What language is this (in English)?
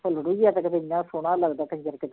Punjabi